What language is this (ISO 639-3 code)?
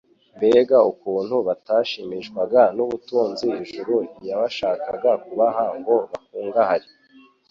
kin